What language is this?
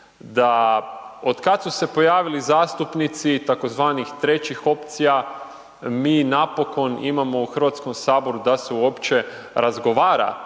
Croatian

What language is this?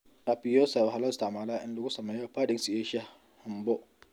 Somali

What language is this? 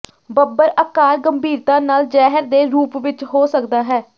Punjabi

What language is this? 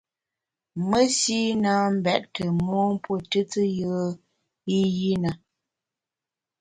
Bamun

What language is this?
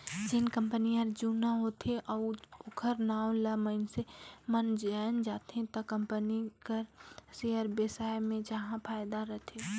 Chhattisgarhi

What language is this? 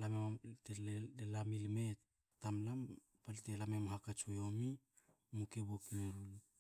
Hakö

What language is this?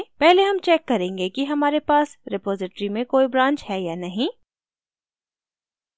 Hindi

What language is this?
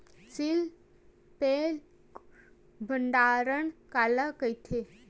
Chhattisgarhi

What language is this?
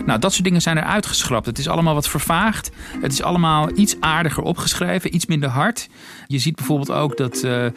Dutch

